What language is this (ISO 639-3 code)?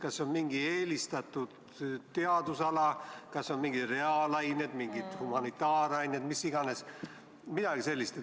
est